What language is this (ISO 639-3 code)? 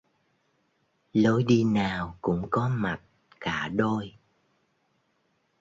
vie